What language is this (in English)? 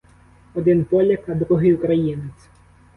Ukrainian